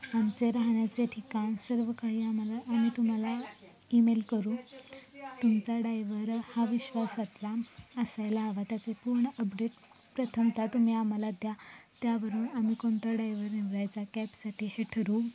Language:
Marathi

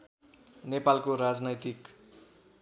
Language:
Nepali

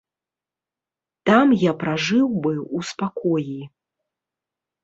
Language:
Belarusian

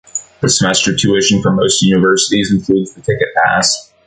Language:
English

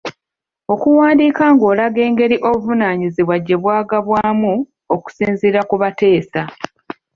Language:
Ganda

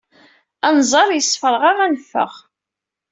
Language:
Kabyle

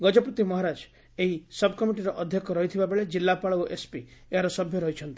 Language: Odia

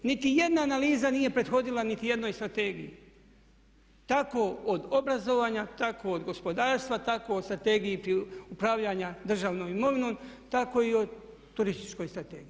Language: Croatian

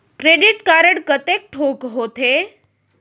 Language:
Chhattisgarhi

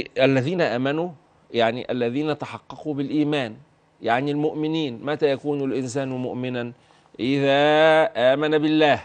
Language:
Arabic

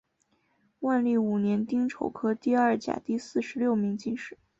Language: Chinese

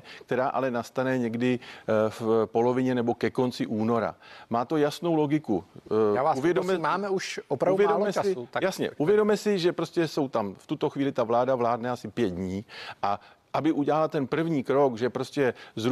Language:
Czech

